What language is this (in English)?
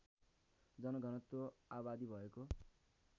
Nepali